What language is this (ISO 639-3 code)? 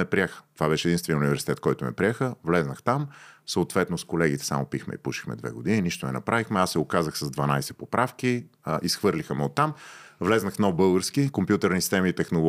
bul